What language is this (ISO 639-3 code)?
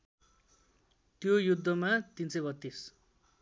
nep